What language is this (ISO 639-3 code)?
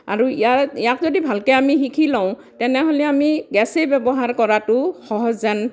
asm